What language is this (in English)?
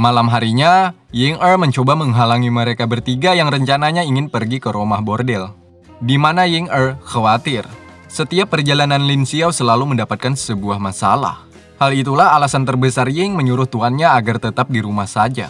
Indonesian